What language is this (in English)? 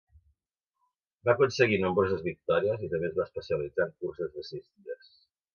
Catalan